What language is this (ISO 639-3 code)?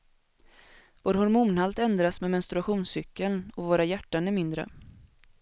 swe